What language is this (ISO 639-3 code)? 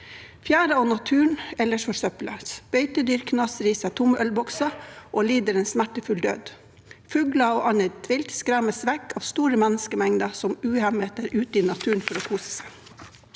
nor